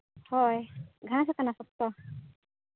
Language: Santali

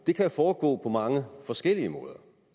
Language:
Danish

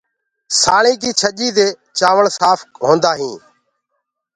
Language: Gurgula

